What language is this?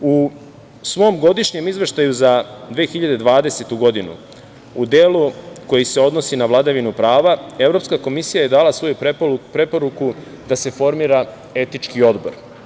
Serbian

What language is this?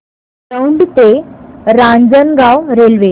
Marathi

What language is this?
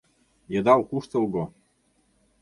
Mari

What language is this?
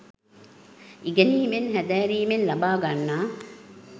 Sinhala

